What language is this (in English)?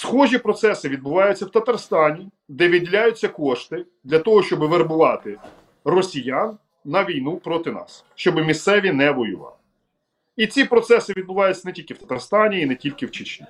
Ukrainian